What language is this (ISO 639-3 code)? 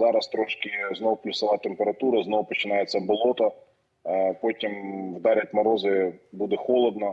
ukr